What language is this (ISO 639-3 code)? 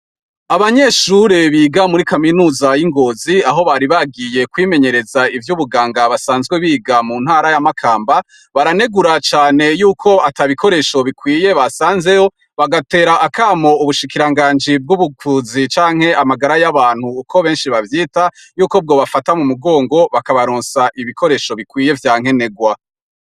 run